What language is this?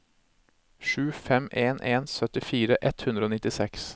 Norwegian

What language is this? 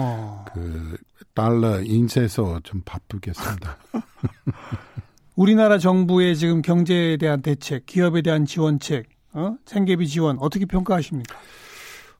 Korean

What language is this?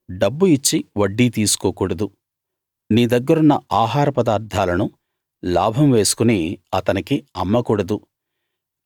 Telugu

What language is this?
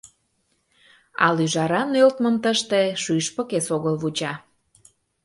Mari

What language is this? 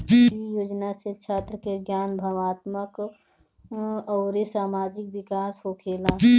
Bhojpuri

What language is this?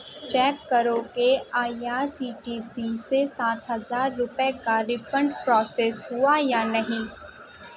Urdu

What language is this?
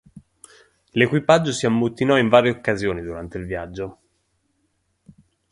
Italian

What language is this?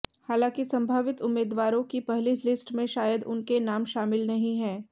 Hindi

